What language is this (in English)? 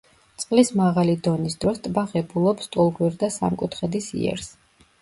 Georgian